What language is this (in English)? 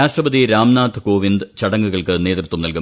Malayalam